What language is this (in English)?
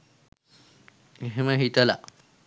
Sinhala